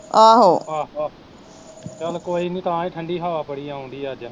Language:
Punjabi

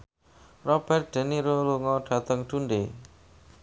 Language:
Javanese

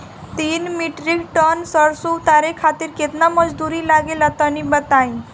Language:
Bhojpuri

